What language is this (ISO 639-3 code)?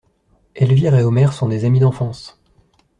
fra